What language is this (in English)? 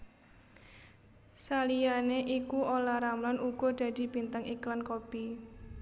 Javanese